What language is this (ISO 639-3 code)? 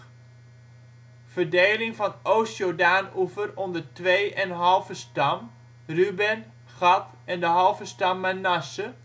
nld